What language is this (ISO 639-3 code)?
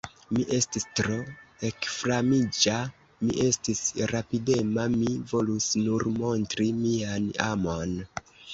epo